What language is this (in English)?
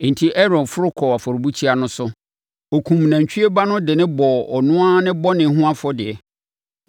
Akan